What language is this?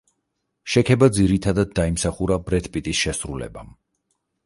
Georgian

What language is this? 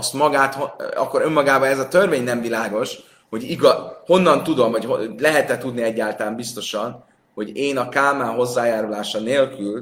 Hungarian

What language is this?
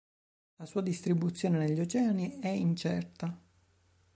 Italian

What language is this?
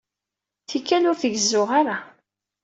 Kabyle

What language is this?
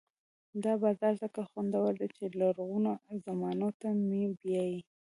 Pashto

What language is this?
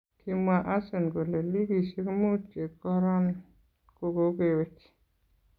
Kalenjin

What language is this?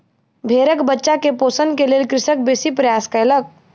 Maithili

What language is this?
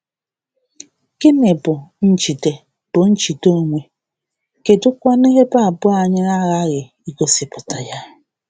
Igbo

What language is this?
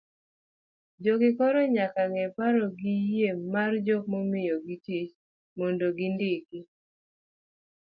Luo (Kenya and Tanzania)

